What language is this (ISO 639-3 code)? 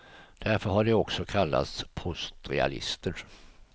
swe